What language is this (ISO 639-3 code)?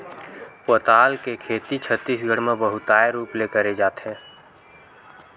hne